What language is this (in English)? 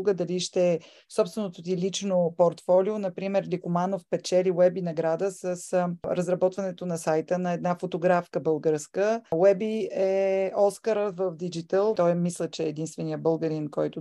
Bulgarian